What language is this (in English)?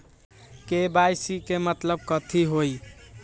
Magahi